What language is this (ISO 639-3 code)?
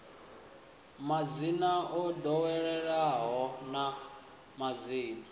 ven